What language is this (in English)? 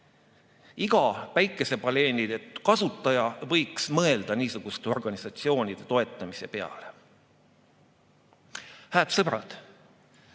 Estonian